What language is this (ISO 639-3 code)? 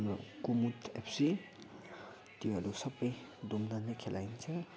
nep